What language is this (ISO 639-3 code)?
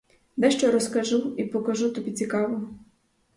ukr